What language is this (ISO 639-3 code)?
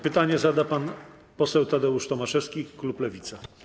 pol